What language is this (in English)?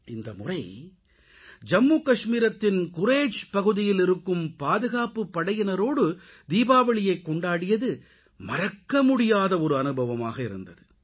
Tamil